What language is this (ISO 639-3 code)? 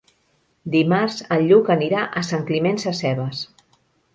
cat